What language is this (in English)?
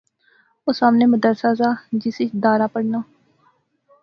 Pahari-Potwari